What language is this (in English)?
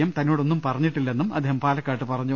Malayalam